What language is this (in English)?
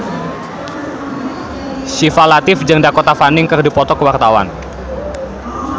Sundanese